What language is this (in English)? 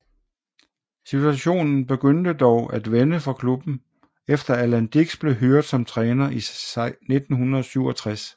Danish